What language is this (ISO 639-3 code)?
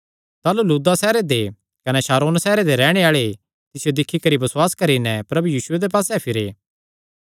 xnr